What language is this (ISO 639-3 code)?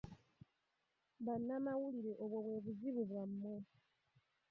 lug